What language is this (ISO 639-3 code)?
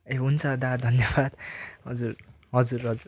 nep